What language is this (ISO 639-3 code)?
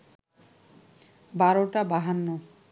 ben